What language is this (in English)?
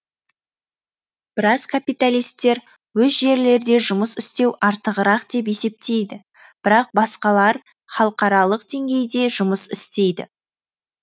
Kazakh